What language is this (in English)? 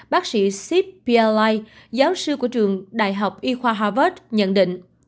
Vietnamese